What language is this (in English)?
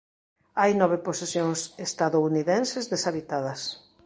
Galician